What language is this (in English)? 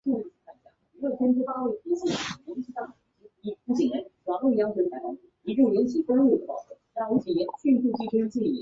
Chinese